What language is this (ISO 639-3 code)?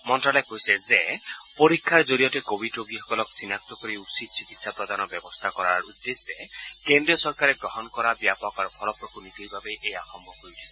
asm